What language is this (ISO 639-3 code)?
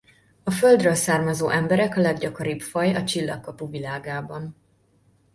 hun